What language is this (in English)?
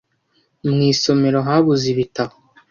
Kinyarwanda